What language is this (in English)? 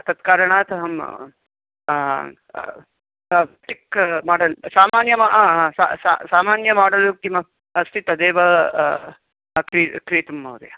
Sanskrit